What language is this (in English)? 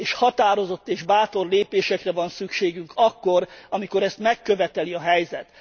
Hungarian